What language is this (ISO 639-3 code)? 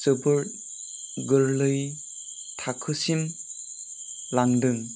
brx